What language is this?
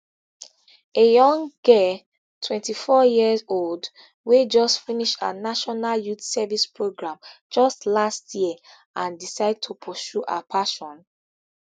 Nigerian Pidgin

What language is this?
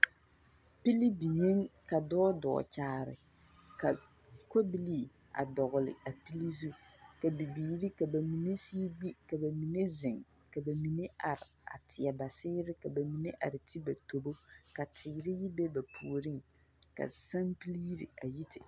Southern Dagaare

